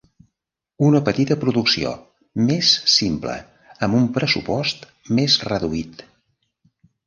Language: Catalan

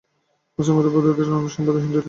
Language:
Bangla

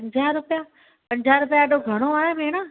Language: Sindhi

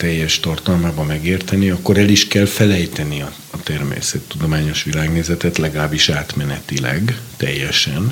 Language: Hungarian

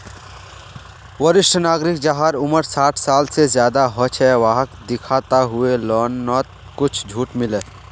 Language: Magahi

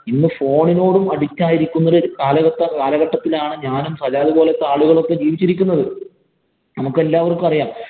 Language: Malayalam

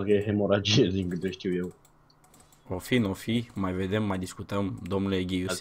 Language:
Romanian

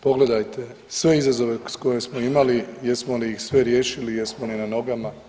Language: Croatian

